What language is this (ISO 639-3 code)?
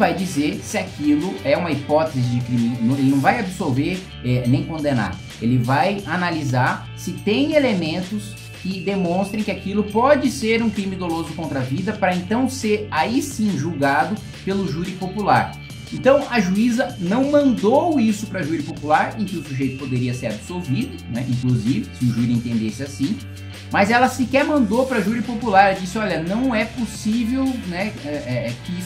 por